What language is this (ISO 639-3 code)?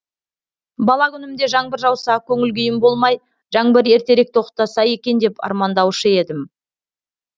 kaz